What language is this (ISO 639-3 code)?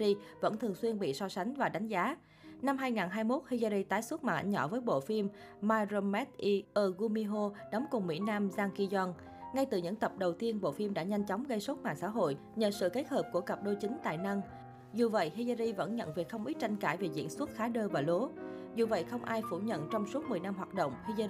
vie